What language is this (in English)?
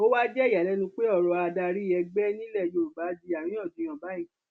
Yoruba